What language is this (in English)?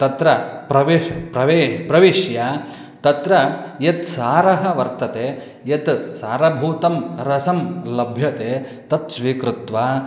Sanskrit